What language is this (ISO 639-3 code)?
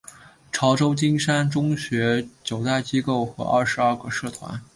zho